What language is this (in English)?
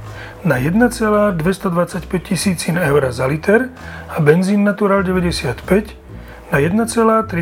Slovak